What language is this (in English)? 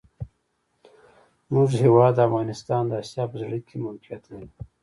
Pashto